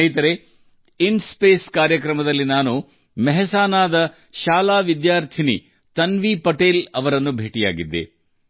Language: Kannada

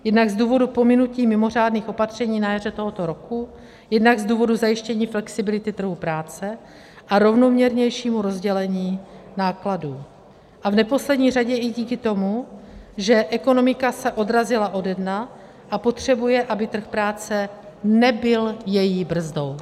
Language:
Czech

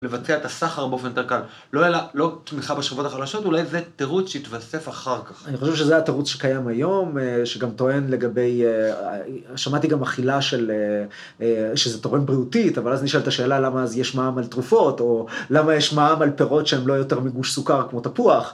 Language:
Hebrew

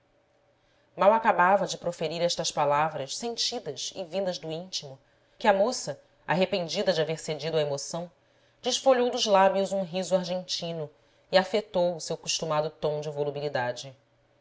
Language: Portuguese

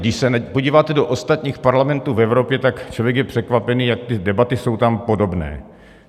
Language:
Czech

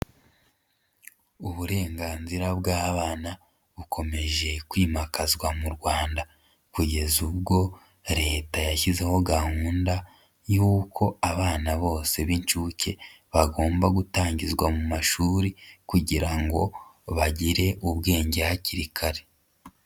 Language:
Kinyarwanda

